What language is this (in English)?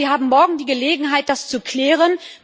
German